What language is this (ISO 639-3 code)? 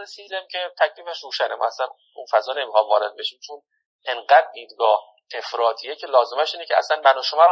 fas